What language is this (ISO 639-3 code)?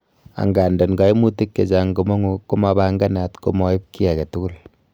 kln